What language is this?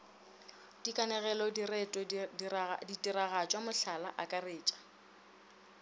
Northern Sotho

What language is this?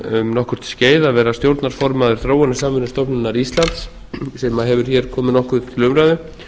Icelandic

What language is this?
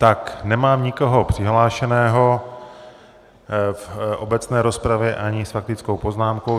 Czech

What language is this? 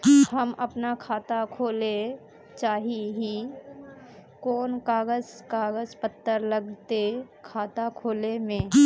Magahi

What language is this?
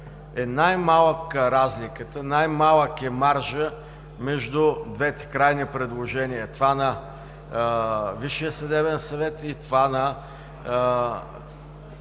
Bulgarian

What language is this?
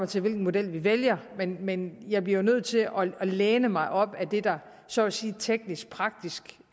Danish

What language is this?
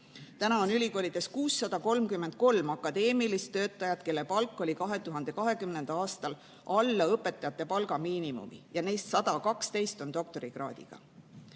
Estonian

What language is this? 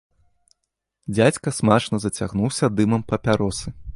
Belarusian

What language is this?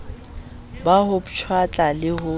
Southern Sotho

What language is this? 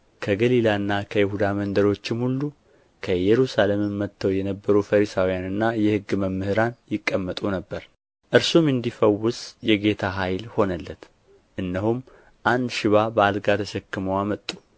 Amharic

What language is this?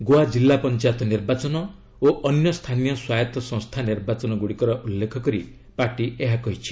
Odia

